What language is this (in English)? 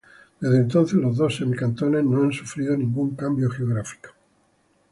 Spanish